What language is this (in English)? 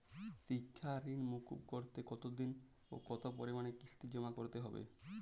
Bangla